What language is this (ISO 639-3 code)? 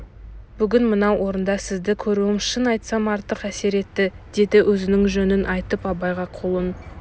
kaz